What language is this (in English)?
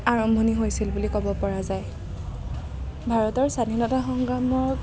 Assamese